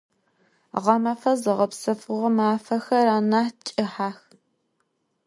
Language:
Adyghe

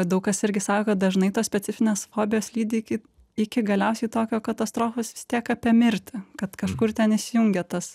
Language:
Lithuanian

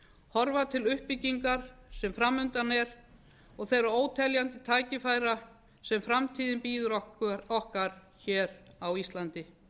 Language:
Icelandic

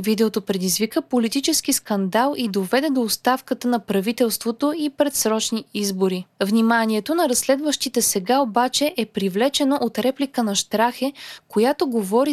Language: Bulgarian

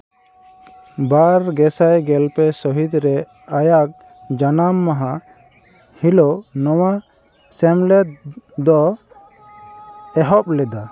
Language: Santali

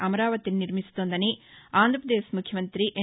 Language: Telugu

